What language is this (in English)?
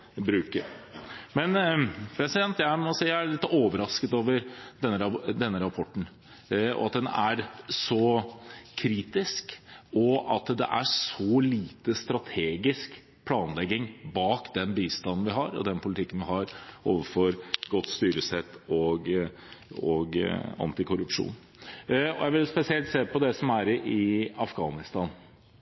Norwegian Bokmål